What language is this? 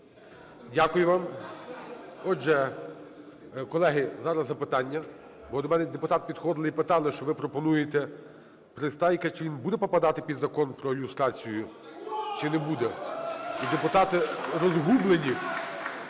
Ukrainian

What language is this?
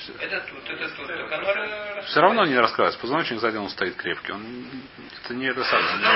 Russian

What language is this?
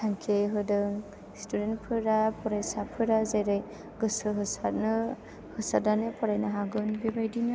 Bodo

